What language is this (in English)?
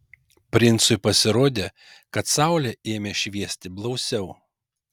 Lithuanian